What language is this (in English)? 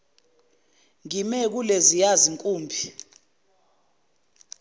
Zulu